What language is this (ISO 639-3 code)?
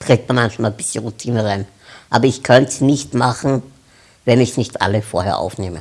deu